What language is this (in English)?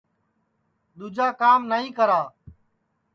Sansi